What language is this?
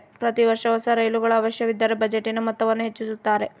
Kannada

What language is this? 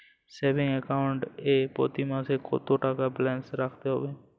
Bangla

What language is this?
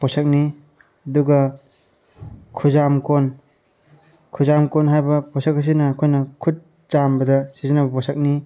Manipuri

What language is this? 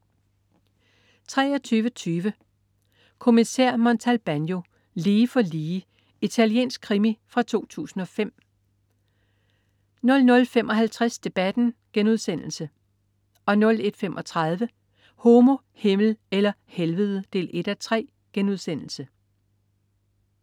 Danish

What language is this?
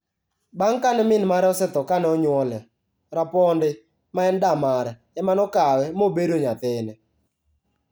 Luo (Kenya and Tanzania)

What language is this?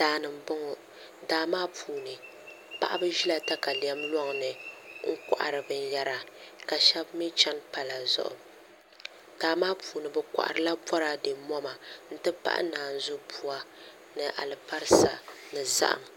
Dagbani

